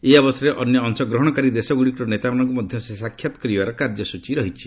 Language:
Odia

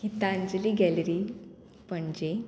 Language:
Konkani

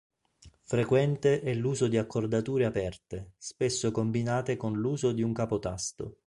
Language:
Italian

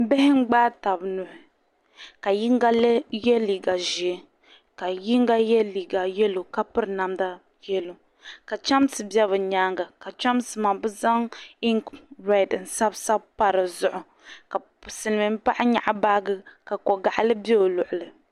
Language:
Dagbani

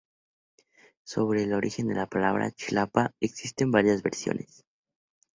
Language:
Spanish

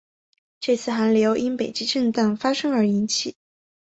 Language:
Chinese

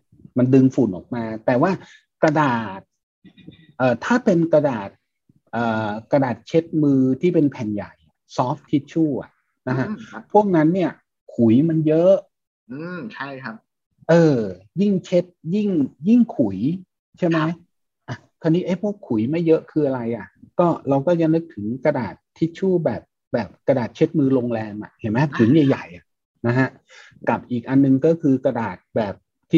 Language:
Thai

